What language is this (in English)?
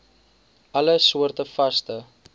Afrikaans